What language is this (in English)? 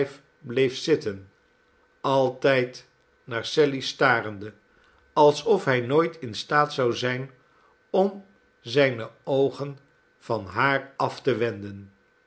Dutch